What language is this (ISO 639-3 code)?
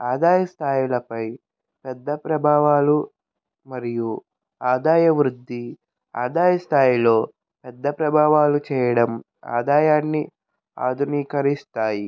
tel